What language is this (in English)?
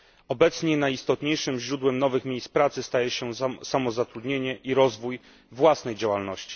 Polish